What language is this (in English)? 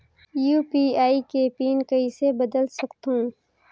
Chhattisgarhi